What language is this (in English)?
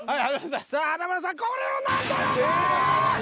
Japanese